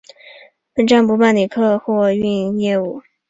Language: Chinese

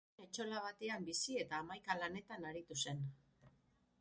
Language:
Basque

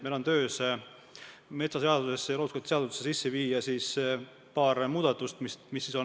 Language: Estonian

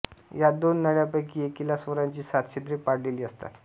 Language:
Marathi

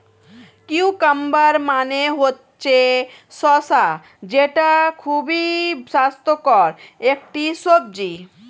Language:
Bangla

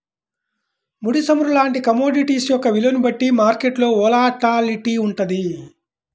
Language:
Telugu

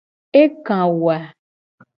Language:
Gen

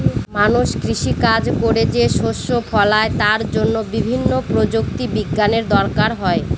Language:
Bangla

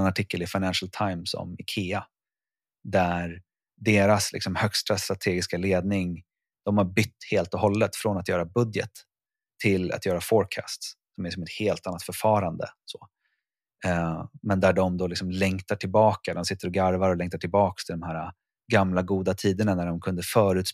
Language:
Swedish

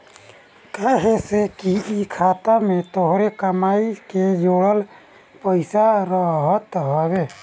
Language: Bhojpuri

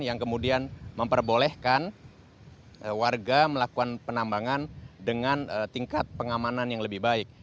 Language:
Indonesian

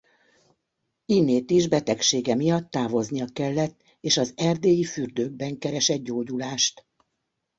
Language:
Hungarian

